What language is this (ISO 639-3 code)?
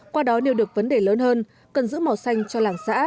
vie